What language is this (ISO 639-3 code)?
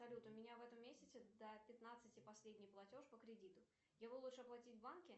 rus